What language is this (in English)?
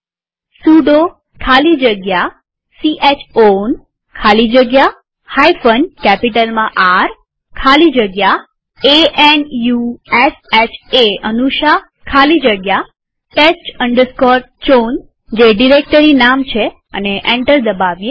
Gujarati